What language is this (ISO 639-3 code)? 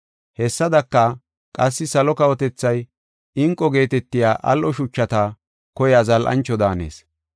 gof